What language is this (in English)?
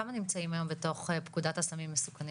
Hebrew